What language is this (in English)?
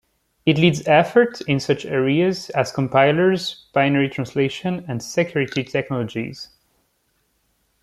English